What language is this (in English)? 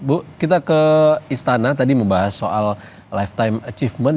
Indonesian